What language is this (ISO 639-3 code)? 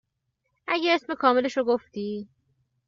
fas